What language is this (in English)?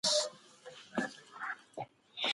Pashto